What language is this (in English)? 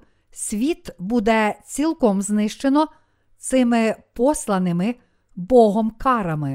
Ukrainian